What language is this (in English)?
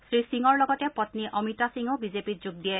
Assamese